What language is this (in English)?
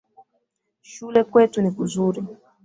Swahili